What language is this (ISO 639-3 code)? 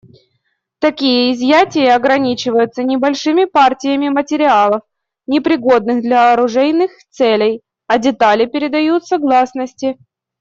rus